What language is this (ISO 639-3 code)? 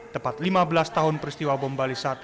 ind